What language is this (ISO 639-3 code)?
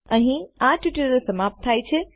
guj